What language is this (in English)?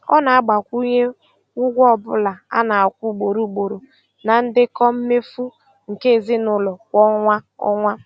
Igbo